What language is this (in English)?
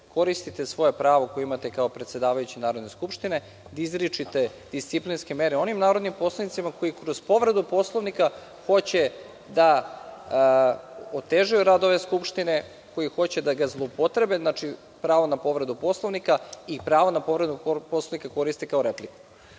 Serbian